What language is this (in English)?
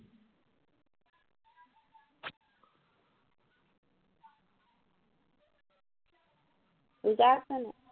Assamese